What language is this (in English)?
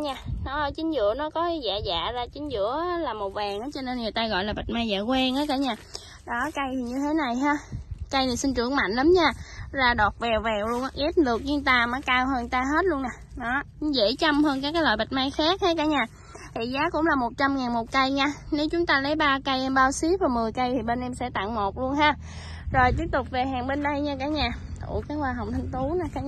Vietnamese